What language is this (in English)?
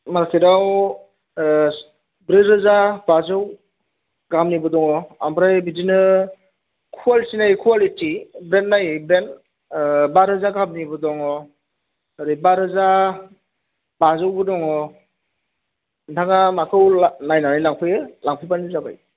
Bodo